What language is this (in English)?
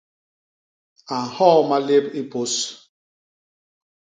Basaa